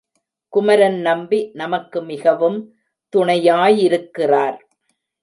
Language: Tamil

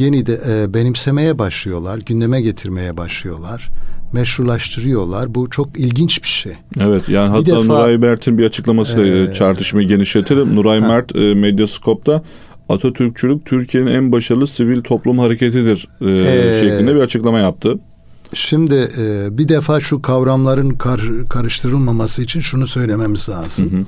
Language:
Turkish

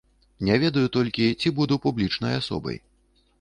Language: Belarusian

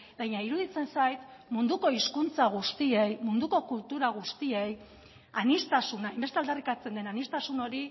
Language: Basque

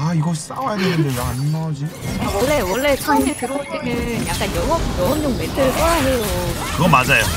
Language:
Korean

